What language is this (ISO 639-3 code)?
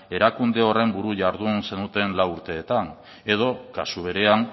eus